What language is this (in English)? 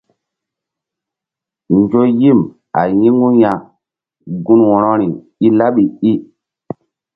Mbum